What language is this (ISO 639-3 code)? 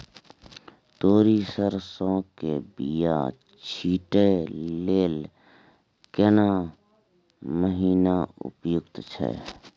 mai